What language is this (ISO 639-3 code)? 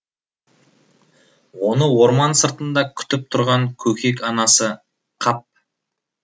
kaz